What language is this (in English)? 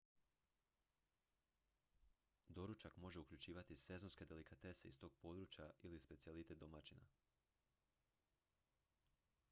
Croatian